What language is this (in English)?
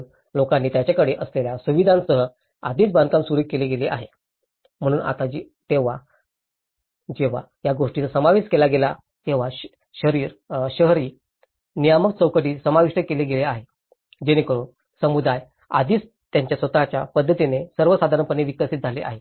Marathi